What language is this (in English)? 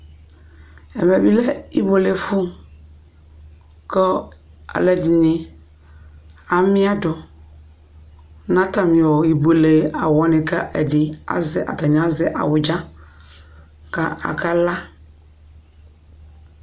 Ikposo